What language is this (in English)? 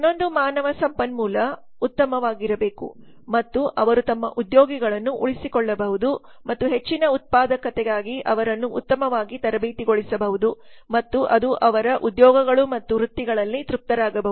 Kannada